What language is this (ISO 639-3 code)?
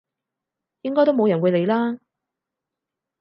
yue